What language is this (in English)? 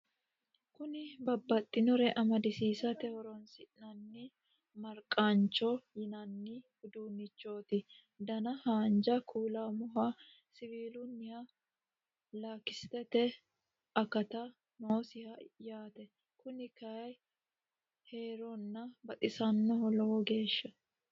Sidamo